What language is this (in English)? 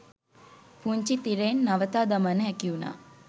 Sinhala